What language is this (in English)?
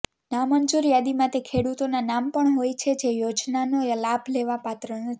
Gujarati